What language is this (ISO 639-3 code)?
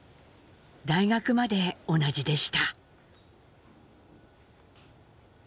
jpn